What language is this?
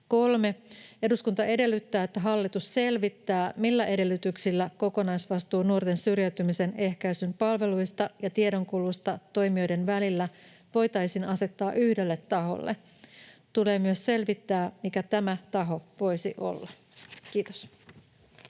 Finnish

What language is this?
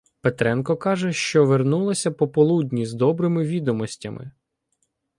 Ukrainian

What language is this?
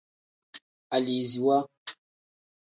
Tem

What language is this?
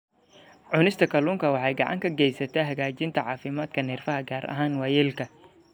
Somali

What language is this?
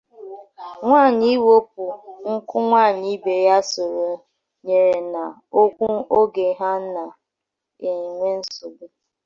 Igbo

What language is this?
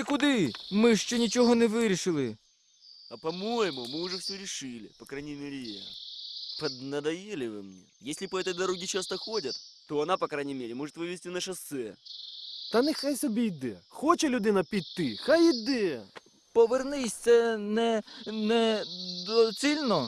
Ukrainian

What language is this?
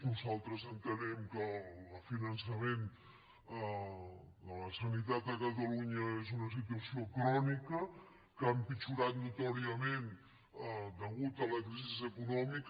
Catalan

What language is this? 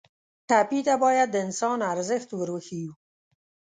Pashto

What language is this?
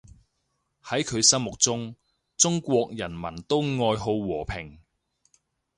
Cantonese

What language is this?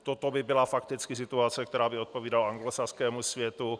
Czech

